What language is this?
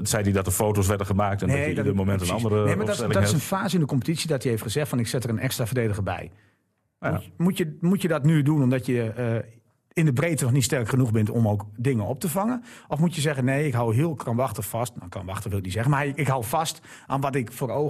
Dutch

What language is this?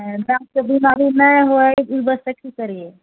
Maithili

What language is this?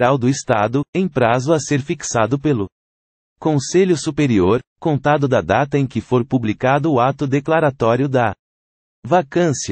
Portuguese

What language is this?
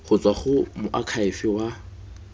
Tswana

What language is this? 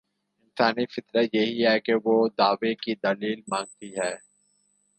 Urdu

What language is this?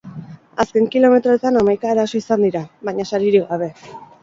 Basque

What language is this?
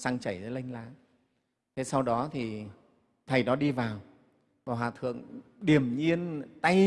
Vietnamese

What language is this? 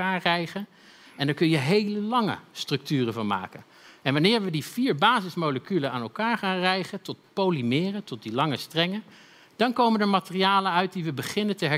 Dutch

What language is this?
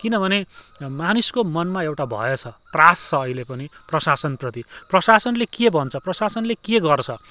Nepali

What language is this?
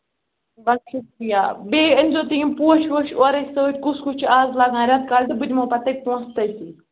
Kashmiri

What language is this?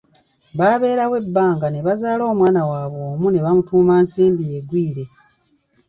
Ganda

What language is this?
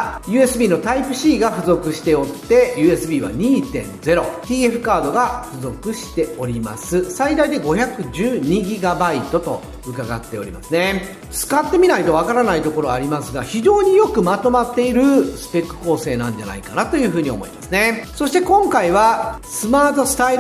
Japanese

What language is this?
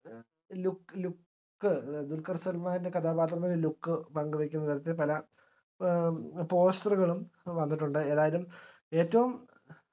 Malayalam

